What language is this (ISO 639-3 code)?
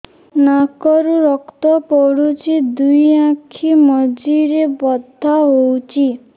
ori